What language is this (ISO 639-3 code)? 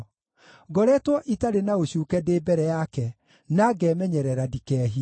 kik